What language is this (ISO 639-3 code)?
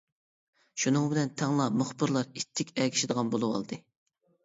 uig